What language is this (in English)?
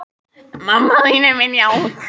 Icelandic